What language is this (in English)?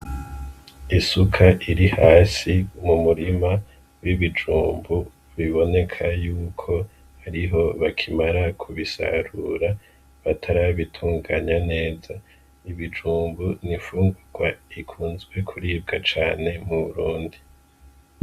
Rundi